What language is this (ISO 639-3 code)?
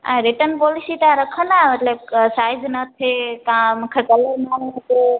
snd